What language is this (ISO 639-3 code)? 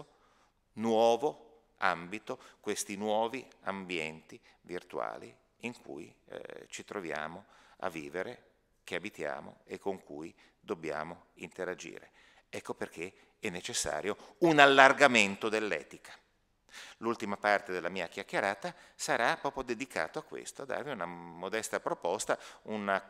ita